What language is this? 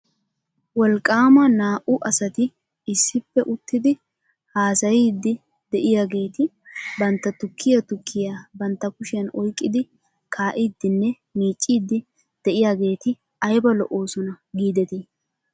Wolaytta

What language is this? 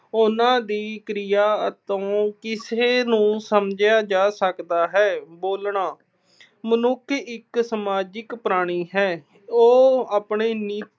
Punjabi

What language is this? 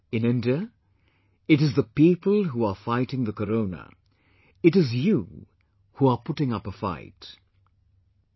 English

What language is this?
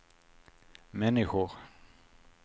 Swedish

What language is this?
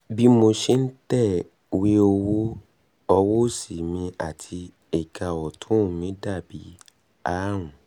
Yoruba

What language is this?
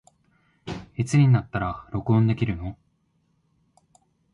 Japanese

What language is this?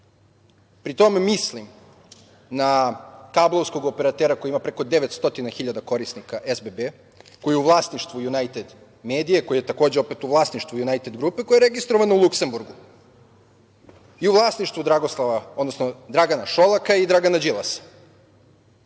Serbian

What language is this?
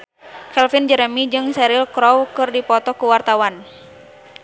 Sundanese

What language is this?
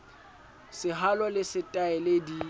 Southern Sotho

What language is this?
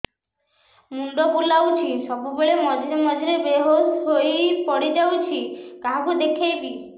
Odia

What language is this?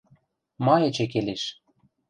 Western Mari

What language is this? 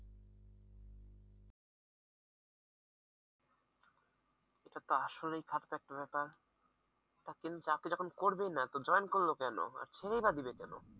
Bangla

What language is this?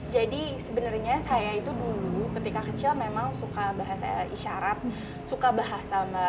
Indonesian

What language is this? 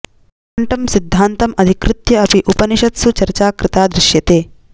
Sanskrit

